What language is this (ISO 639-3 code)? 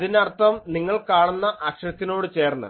mal